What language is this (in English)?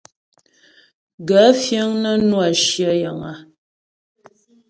Ghomala